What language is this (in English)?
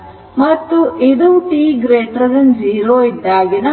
Kannada